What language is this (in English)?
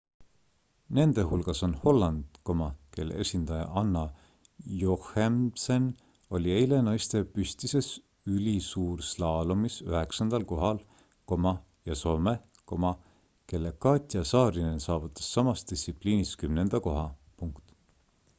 Estonian